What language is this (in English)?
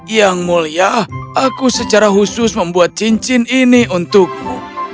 Indonesian